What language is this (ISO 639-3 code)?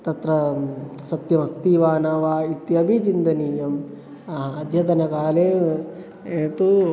san